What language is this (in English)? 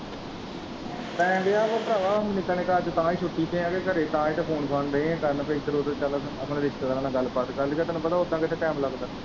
Punjabi